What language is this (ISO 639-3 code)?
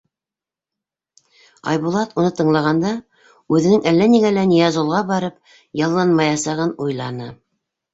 bak